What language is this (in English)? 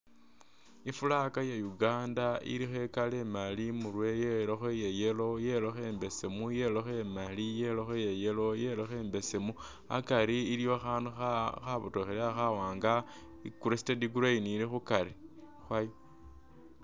Masaaba